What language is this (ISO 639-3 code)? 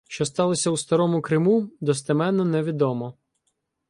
ukr